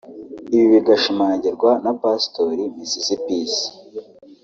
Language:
Kinyarwanda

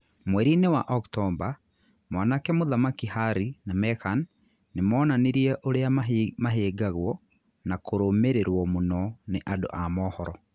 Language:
Kikuyu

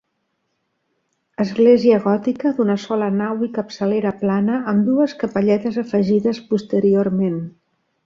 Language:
Catalan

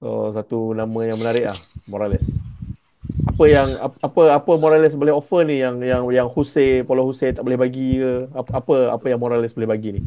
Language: Malay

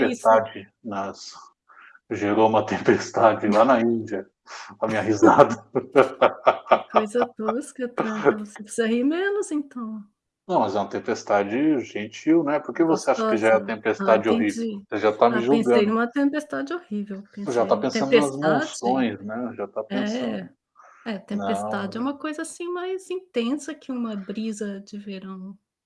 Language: Portuguese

